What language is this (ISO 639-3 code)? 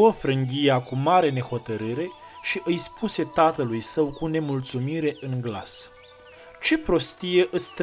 ron